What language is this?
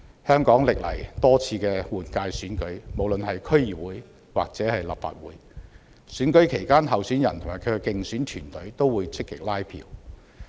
Cantonese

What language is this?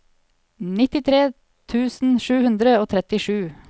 Norwegian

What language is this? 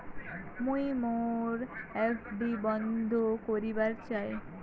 Bangla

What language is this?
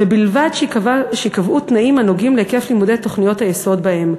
Hebrew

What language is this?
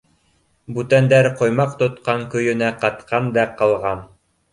Bashkir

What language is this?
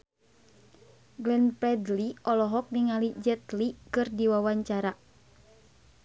Sundanese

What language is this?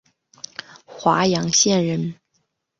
Chinese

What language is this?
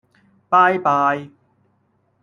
Cantonese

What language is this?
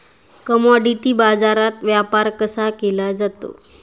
Marathi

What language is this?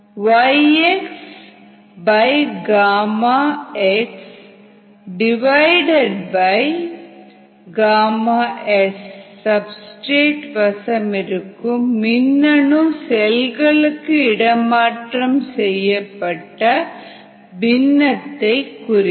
Tamil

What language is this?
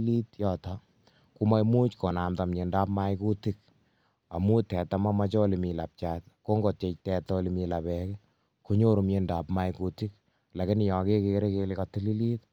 Kalenjin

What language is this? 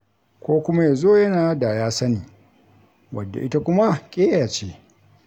Hausa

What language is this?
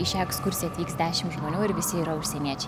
Lithuanian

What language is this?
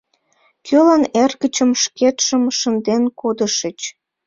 Mari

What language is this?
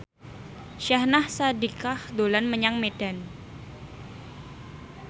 Javanese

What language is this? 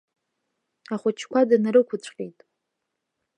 Abkhazian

